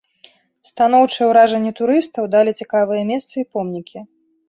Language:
Belarusian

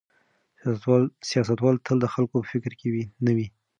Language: Pashto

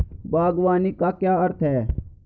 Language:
Hindi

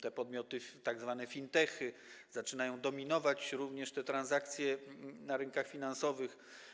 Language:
Polish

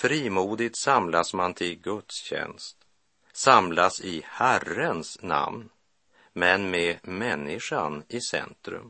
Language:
Swedish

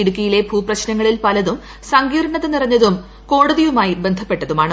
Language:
Malayalam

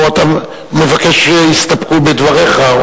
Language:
Hebrew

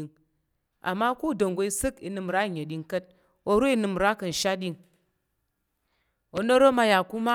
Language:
Tarok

